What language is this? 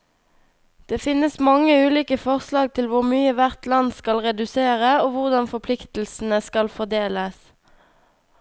Norwegian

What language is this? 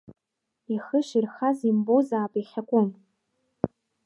Abkhazian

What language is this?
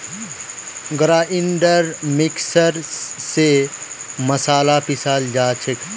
Magahi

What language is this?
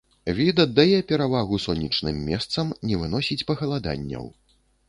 Belarusian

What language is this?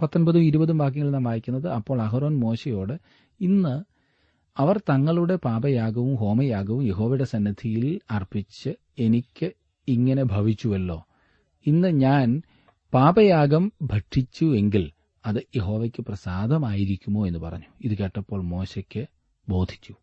Malayalam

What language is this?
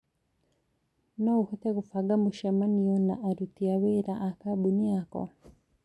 Kikuyu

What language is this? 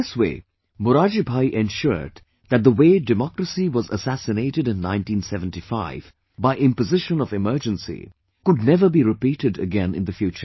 English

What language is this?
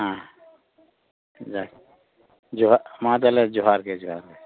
Santali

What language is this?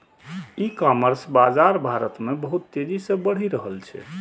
Maithili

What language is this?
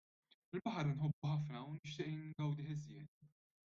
Maltese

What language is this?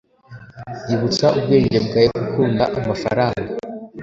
Kinyarwanda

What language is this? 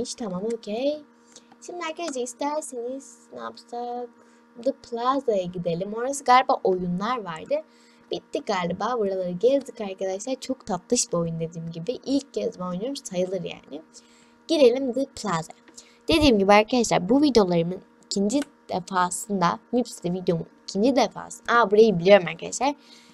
Turkish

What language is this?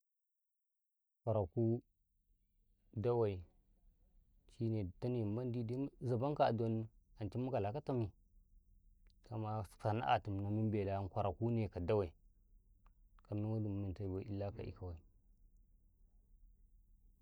Karekare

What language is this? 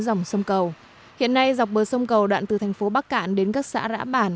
Vietnamese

